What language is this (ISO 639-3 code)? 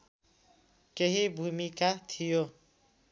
nep